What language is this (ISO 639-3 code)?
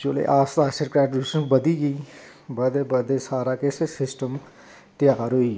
doi